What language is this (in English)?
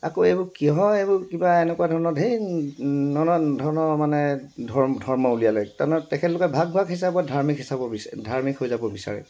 Assamese